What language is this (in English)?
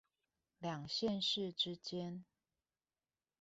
Chinese